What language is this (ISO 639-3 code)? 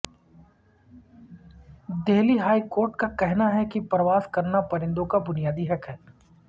urd